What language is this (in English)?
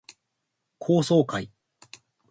Japanese